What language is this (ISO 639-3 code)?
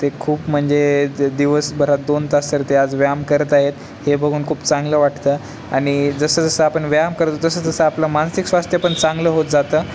mar